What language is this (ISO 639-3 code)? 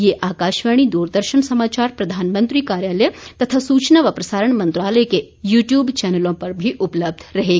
hin